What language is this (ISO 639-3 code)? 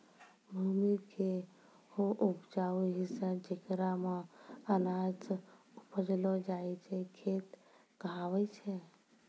mai